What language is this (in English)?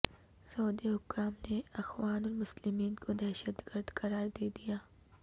Urdu